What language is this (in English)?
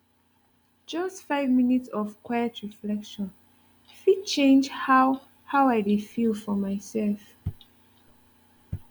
Nigerian Pidgin